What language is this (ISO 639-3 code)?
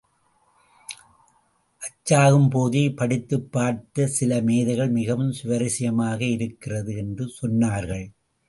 tam